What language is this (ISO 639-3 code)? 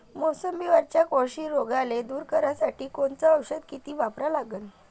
mar